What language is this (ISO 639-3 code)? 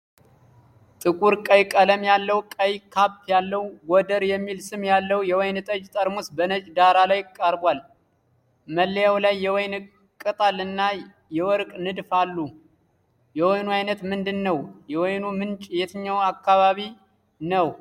amh